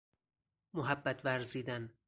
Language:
Persian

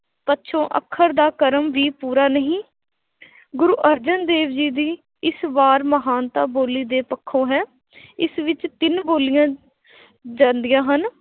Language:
Punjabi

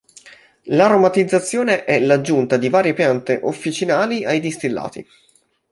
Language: Italian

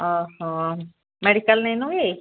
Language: Odia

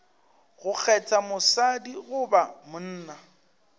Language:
Northern Sotho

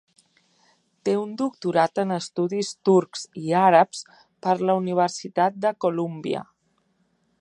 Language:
Catalan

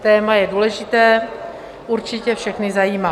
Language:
Czech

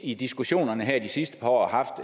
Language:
Danish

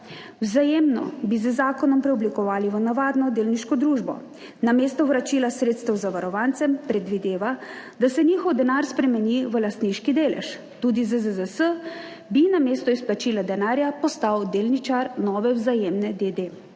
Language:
Slovenian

